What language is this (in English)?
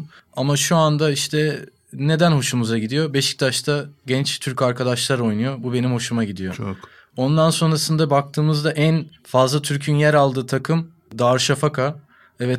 Turkish